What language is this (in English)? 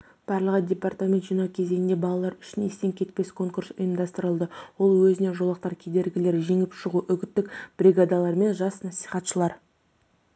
Kazakh